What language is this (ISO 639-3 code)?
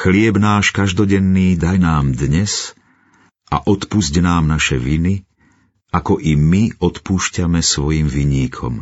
slk